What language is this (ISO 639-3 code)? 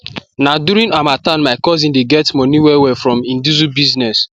pcm